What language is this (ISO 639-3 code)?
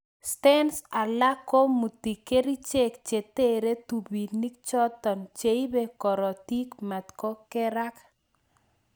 kln